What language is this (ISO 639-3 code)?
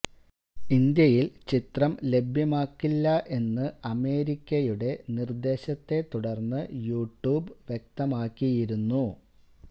mal